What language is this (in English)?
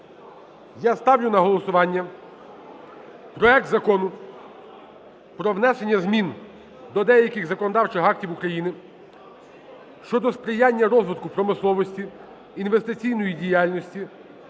Ukrainian